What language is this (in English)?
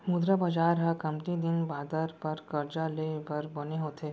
Chhattisgarhi